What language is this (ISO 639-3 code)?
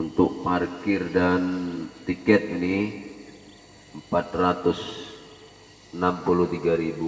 ind